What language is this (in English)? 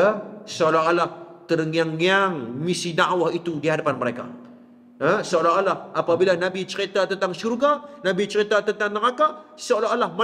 Malay